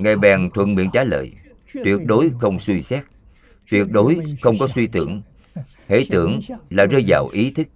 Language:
Vietnamese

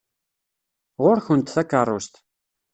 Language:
Kabyle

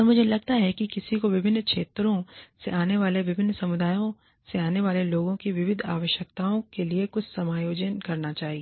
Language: Hindi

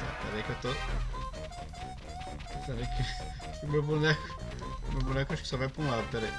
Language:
Portuguese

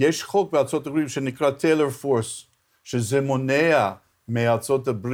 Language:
Hebrew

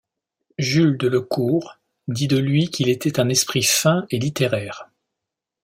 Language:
French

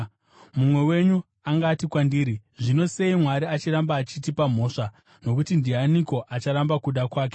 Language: Shona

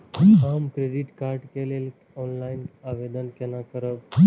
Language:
Maithili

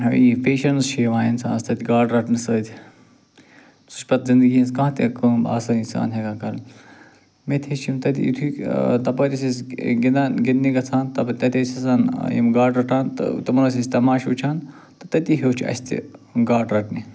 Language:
Kashmiri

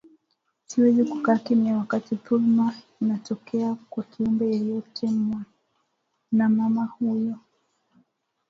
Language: Swahili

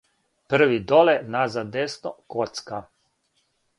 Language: Serbian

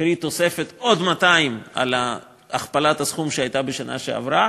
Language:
Hebrew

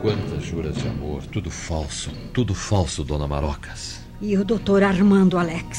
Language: Portuguese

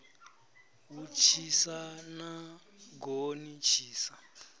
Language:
Venda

